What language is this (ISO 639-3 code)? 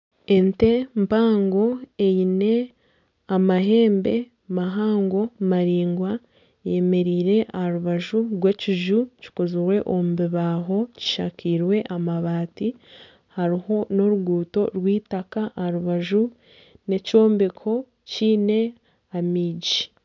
nyn